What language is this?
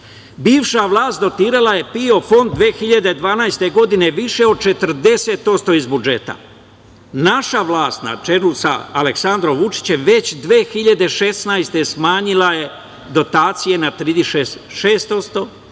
Serbian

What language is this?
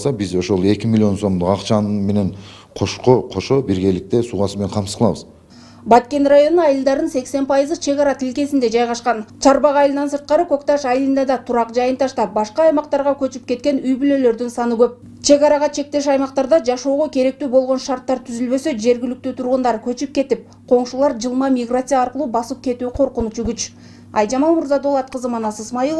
Turkish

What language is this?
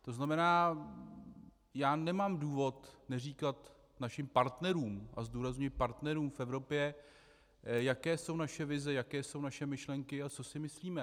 Czech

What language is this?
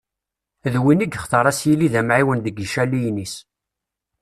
Kabyle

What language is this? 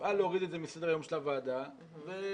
Hebrew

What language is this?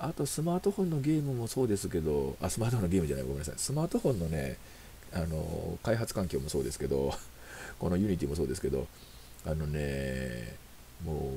Japanese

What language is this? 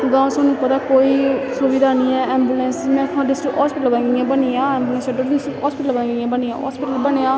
Dogri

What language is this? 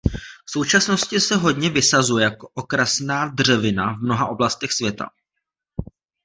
Czech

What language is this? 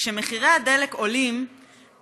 Hebrew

